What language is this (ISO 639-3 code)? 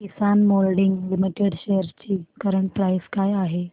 mar